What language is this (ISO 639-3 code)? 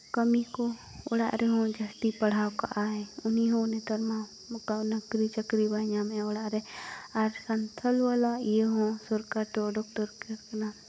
sat